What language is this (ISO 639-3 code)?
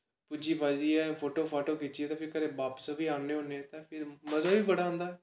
doi